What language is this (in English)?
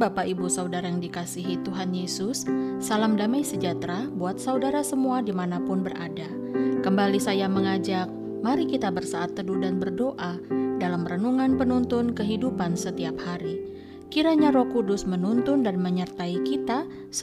Indonesian